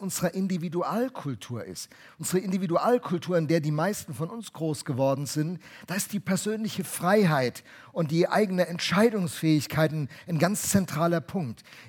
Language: German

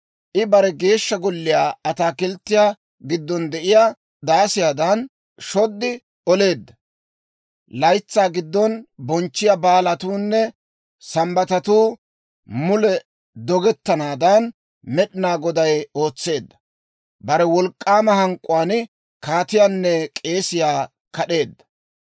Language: Dawro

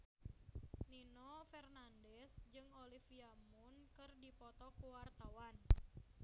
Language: Sundanese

